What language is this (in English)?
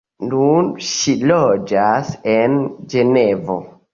Esperanto